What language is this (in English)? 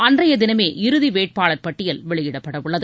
Tamil